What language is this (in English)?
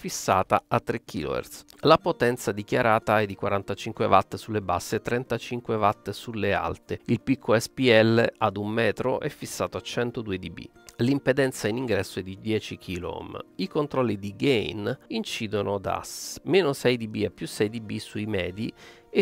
Italian